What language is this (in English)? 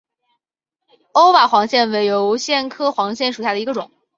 Chinese